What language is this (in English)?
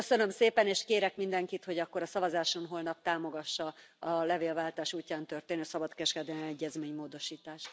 Hungarian